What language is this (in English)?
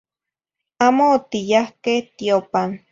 Zacatlán-Ahuacatlán-Tepetzintla Nahuatl